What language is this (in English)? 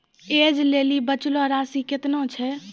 Maithili